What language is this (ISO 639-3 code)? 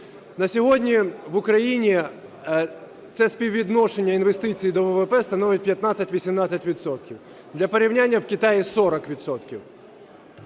ukr